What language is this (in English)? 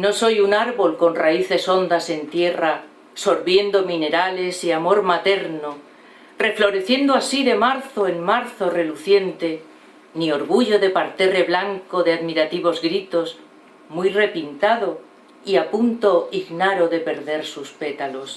Spanish